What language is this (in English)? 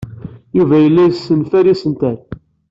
Kabyle